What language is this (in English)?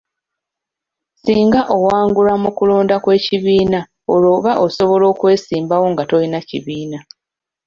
Ganda